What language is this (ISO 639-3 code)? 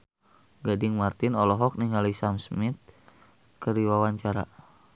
sun